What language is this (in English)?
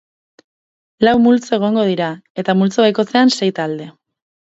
Basque